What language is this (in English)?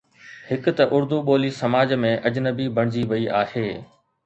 Sindhi